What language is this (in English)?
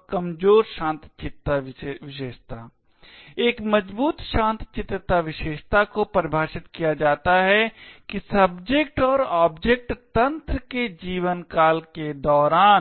Hindi